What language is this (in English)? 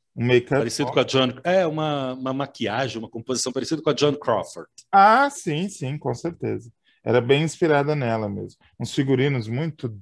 Portuguese